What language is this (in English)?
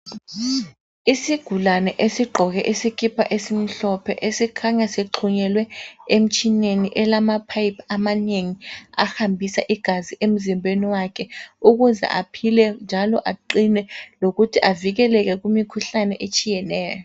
North Ndebele